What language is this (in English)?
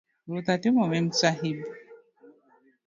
Luo (Kenya and Tanzania)